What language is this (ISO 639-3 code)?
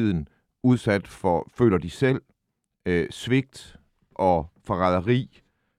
dan